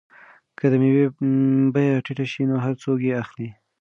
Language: Pashto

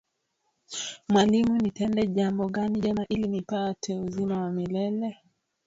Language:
Swahili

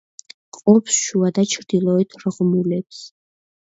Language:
Georgian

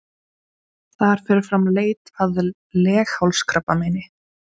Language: Icelandic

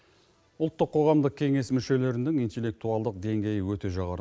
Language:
Kazakh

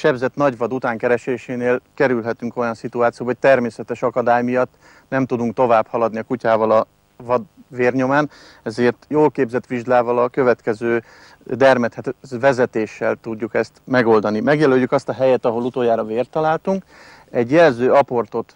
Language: Hungarian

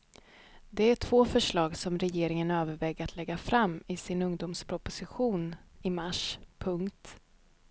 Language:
Swedish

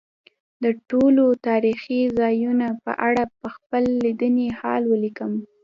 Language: Pashto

